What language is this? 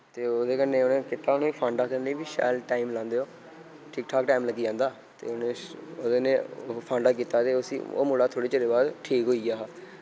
Dogri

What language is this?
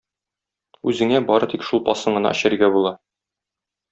Tatar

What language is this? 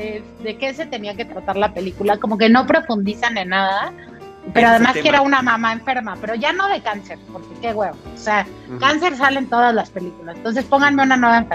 Spanish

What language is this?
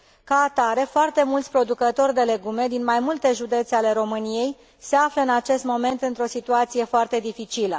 Romanian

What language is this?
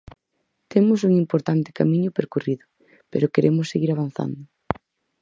Galician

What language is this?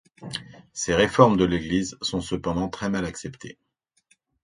French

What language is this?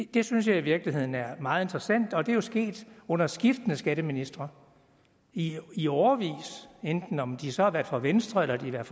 Danish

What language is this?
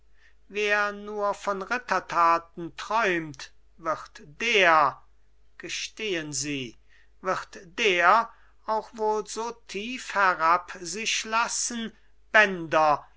German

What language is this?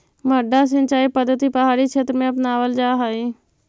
Magahi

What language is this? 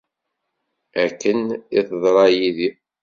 Kabyle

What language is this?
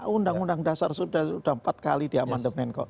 Indonesian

